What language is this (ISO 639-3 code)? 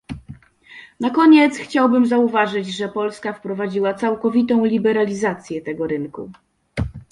pol